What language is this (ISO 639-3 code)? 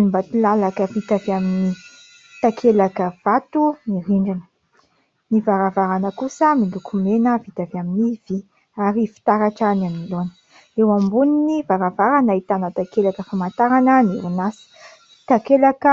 mlg